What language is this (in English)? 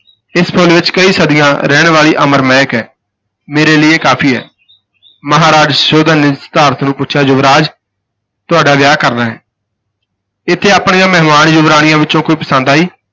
Punjabi